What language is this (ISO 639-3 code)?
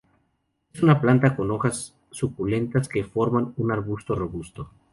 spa